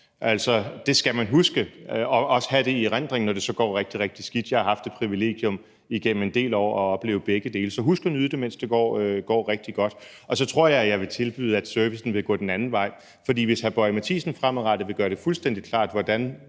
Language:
Danish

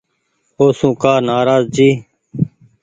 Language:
Goaria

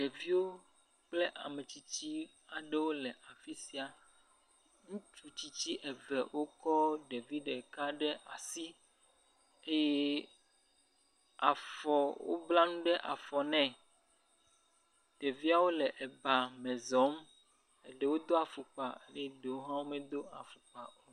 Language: Ewe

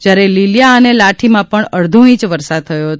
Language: Gujarati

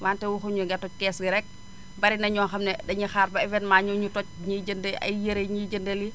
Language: Wolof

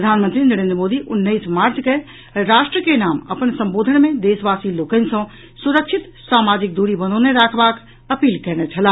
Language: Maithili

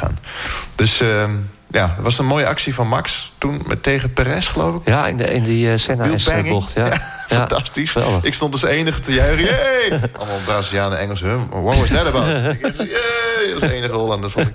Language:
Dutch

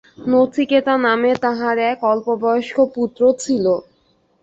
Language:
Bangla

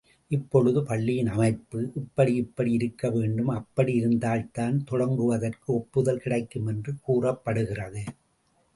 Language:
Tamil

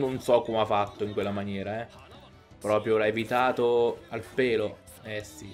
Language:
Italian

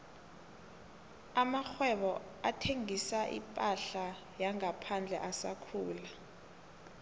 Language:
South Ndebele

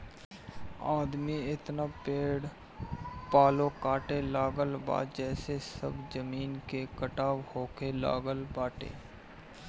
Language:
Bhojpuri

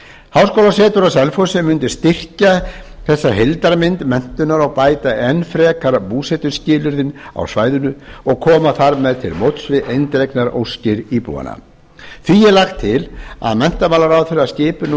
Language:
Icelandic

